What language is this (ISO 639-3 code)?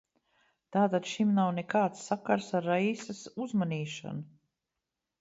lav